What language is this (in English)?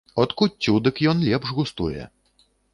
Belarusian